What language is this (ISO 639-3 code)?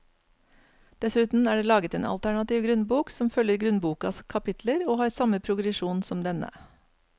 nor